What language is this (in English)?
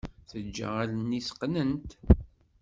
Kabyle